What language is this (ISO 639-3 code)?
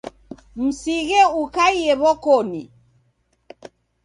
dav